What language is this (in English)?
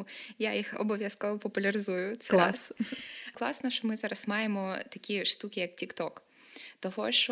Ukrainian